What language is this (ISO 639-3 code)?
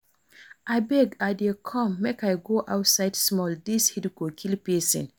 pcm